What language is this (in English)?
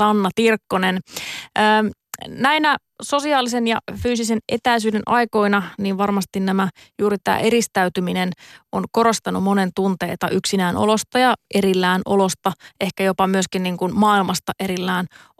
Finnish